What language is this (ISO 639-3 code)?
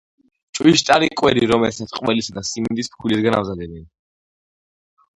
kat